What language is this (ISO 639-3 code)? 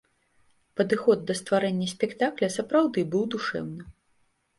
bel